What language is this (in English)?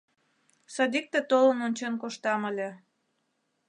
Mari